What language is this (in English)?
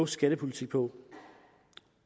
Danish